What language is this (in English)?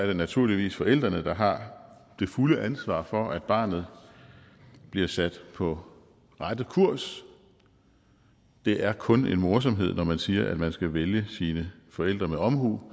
Danish